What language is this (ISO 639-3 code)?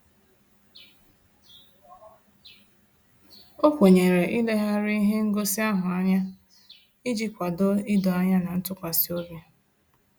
ibo